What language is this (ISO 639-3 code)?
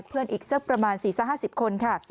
tha